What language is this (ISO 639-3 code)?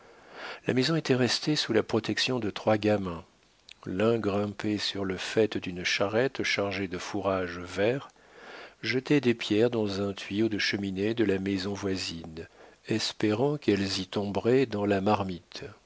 fra